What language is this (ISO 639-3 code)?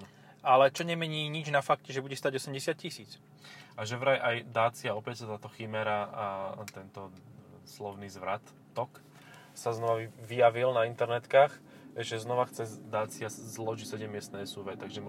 slk